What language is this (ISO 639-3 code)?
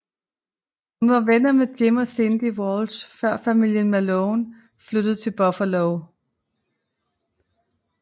dan